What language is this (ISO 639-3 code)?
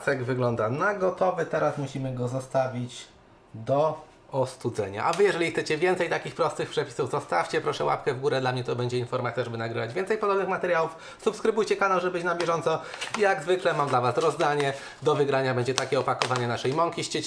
pol